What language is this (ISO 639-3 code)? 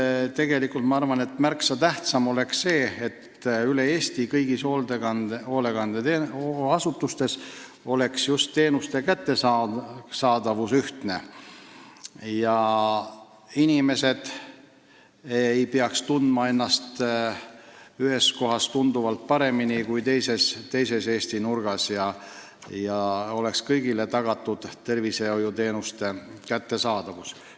est